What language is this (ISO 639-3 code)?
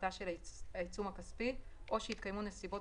heb